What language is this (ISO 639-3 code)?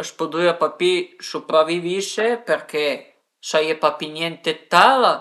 pms